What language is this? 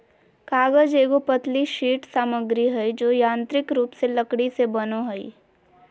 Magahi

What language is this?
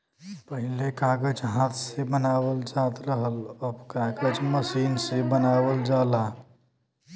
Bhojpuri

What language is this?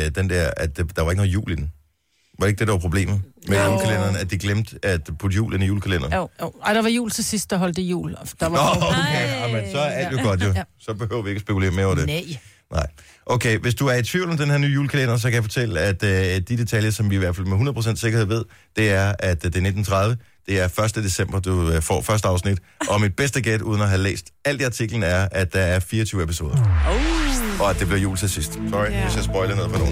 Danish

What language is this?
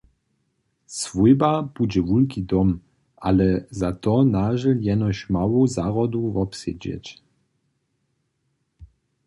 Upper Sorbian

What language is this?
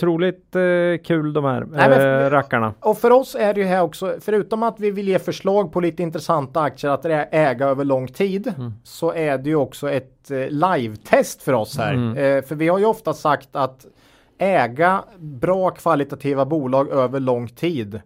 Swedish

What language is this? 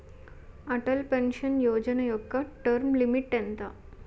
Telugu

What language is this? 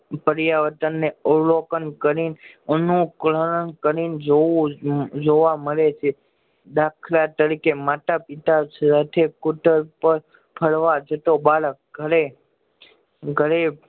Gujarati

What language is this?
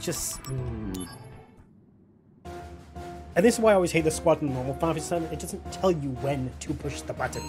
English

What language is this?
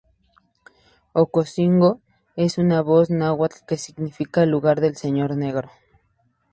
Spanish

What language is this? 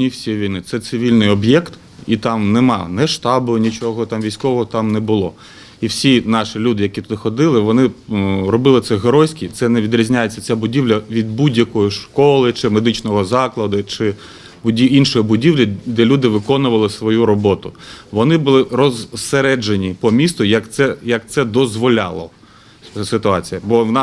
Ukrainian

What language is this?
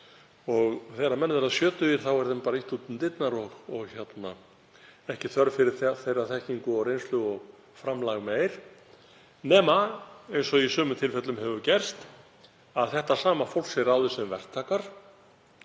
Icelandic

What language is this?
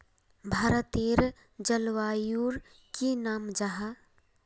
Magahi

